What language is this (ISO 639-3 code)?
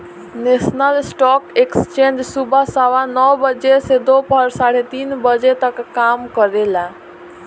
bho